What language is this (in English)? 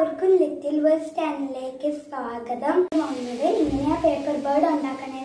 Romanian